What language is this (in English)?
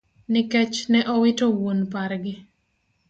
Luo (Kenya and Tanzania)